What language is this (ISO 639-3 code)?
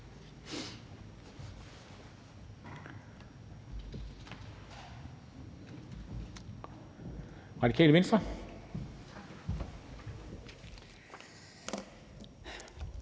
dan